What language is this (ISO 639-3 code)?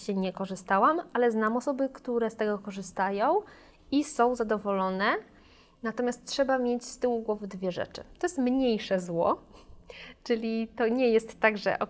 pol